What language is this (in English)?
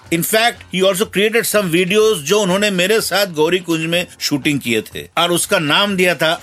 Hindi